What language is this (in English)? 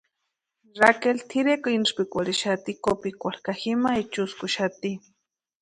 Western Highland Purepecha